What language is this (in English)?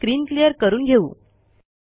Marathi